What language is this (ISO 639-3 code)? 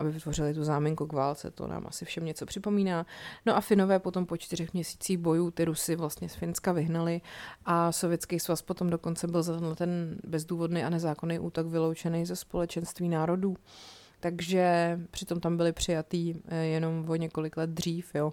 ces